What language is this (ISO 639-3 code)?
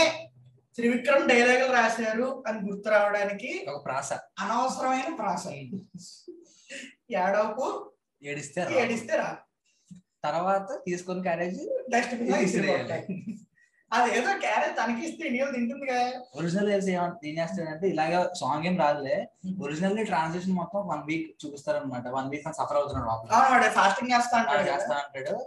tel